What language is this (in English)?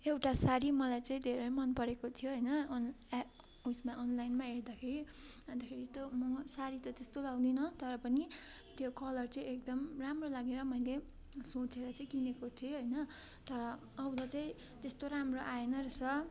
Nepali